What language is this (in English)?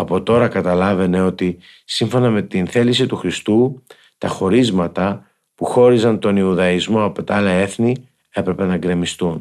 Greek